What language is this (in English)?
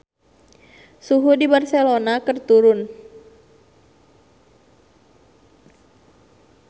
Sundanese